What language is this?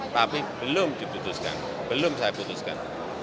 Indonesian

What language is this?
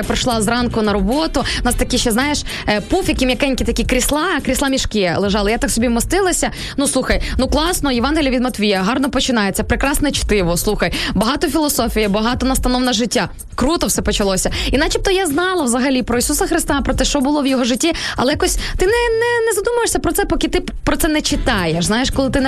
Ukrainian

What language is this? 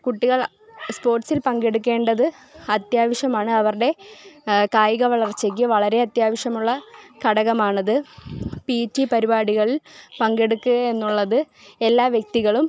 Malayalam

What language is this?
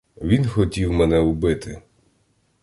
Ukrainian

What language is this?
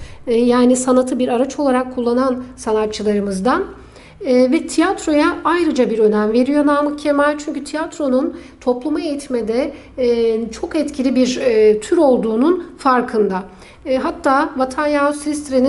Turkish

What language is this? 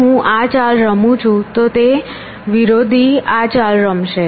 Gujarati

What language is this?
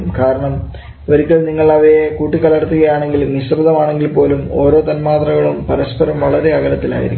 Malayalam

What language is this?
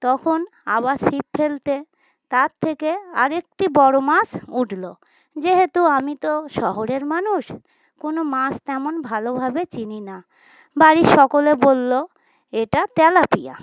Bangla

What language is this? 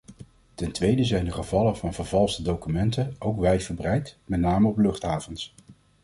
Dutch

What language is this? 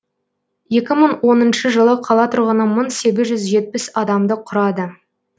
Kazakh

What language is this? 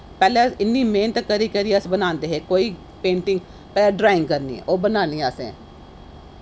Dogri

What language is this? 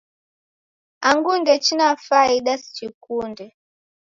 Taita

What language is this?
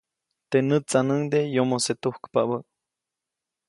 Copainalá Zoque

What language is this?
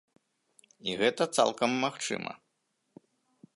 Belarusian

